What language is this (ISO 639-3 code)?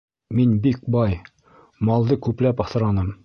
bak